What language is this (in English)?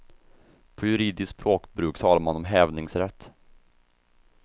Swedish